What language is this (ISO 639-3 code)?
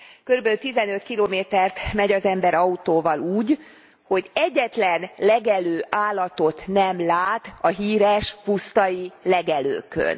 hun